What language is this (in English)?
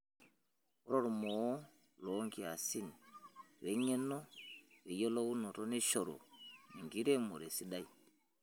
Masai